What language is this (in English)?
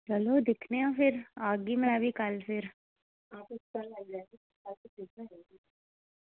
Dogri